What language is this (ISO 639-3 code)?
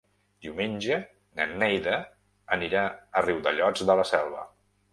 cat